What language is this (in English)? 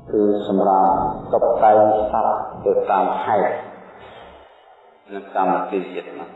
Vietnamese